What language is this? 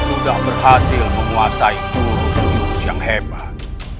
Indonesian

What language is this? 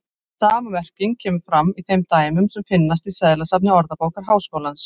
Icelandic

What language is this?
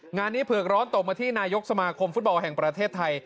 Thai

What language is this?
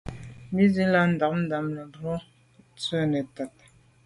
Medumba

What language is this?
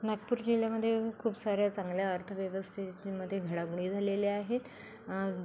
Marathi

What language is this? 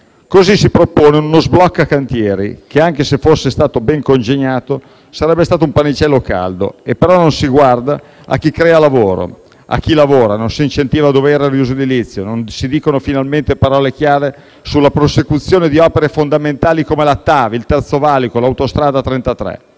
Italian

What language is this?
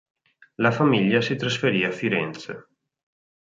Italian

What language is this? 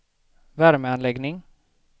Swedish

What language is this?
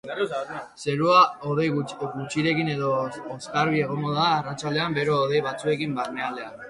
Basque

